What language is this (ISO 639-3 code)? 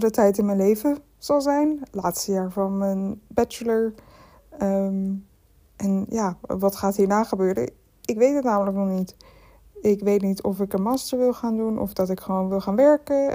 nld